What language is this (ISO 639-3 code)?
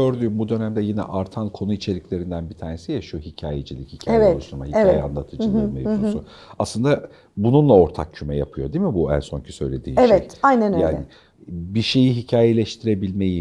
tur